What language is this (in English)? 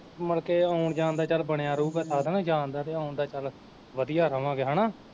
Punjabi